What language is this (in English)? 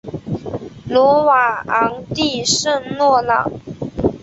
Chinese